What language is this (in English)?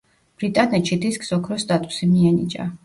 Georgian